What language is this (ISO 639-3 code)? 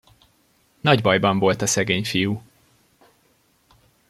hun